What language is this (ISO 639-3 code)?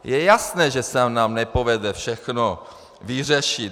ces